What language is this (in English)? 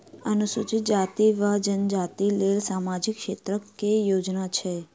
Maithili